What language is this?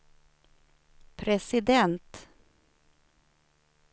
Swedish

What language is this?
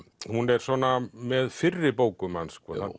Icelandic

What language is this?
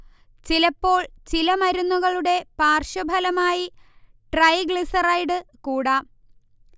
Malayalam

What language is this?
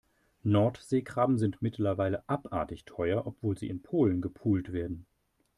German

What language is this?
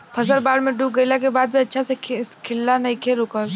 Bhojpuri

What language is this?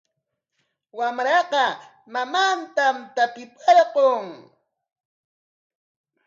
Corongo Ancash Quechua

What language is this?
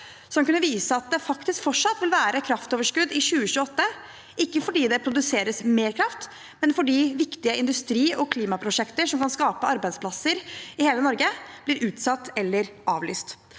Norwegian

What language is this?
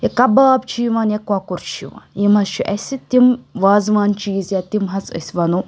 Kashmiri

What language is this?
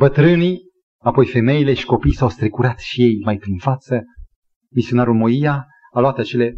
Romanian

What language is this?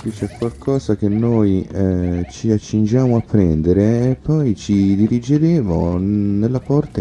Italian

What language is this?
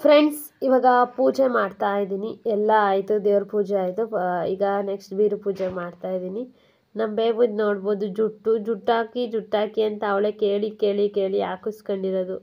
Kannada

